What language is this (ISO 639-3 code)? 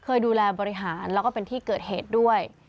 tha